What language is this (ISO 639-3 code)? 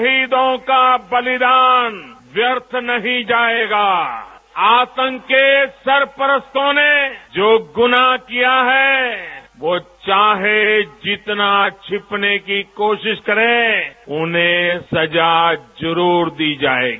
hin